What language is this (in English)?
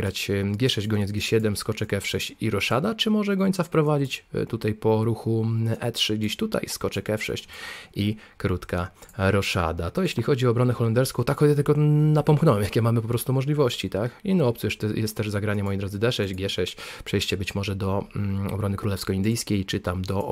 Polish